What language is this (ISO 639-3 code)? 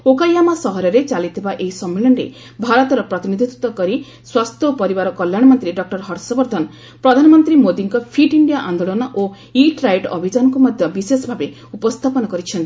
ori